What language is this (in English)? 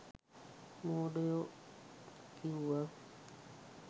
Sinhala